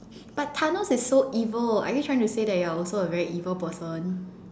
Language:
English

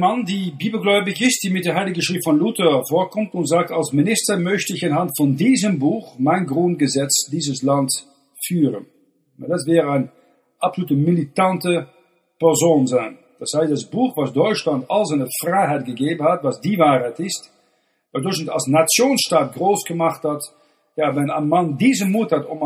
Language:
German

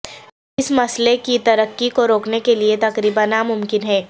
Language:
Urdu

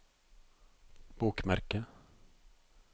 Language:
Norwegian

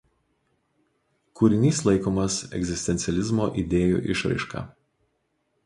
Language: Lithuanian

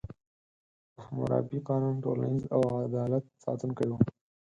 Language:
Pashto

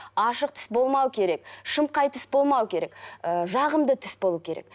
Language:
Kazakh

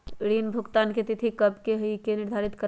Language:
Magahi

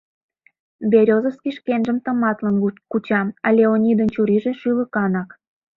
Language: Mari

